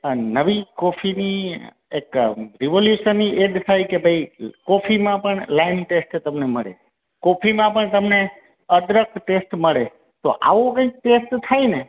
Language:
Gujarati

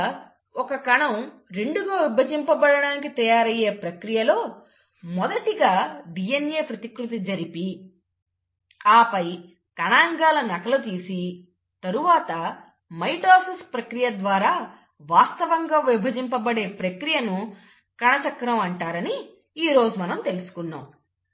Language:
Telugu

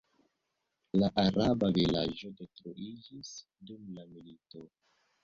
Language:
Esperanto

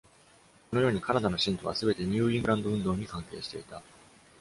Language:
Japanese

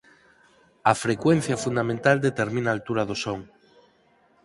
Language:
Galician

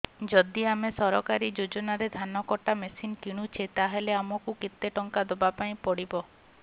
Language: Odia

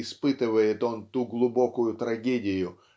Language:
Russian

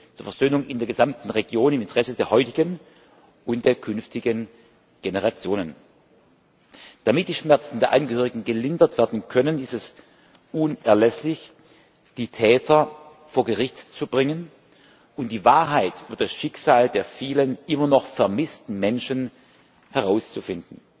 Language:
German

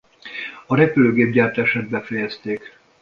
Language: Hungarian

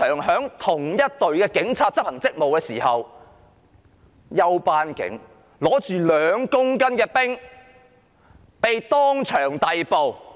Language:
Cantonese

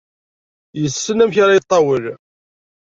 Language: Kabyle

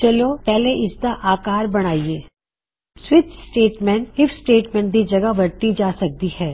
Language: Punjabi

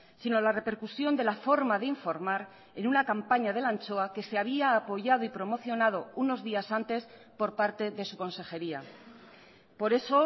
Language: Spanish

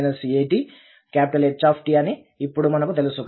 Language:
Telugu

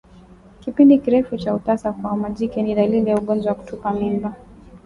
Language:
Swahili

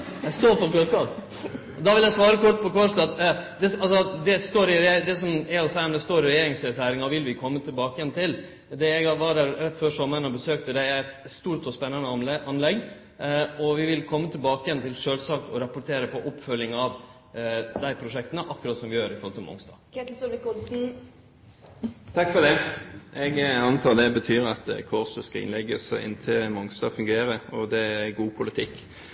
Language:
Norwegian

